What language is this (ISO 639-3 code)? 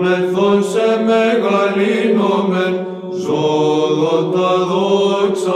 ell